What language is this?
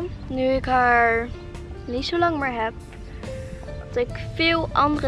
Dutch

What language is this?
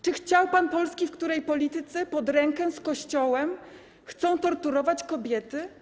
Polish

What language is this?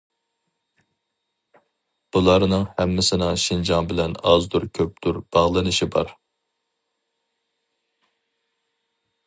Uyghur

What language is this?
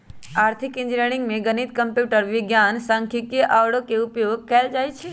Magahi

